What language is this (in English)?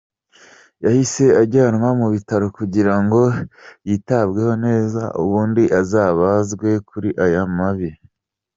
Kinyarwanda